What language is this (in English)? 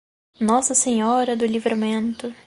Portuguese